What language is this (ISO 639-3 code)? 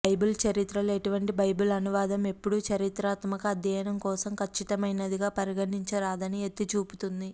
tel